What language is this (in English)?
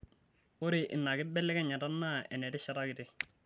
Masai